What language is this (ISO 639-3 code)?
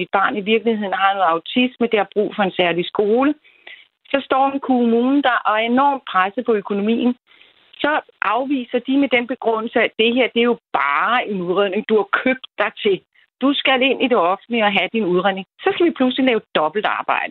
dan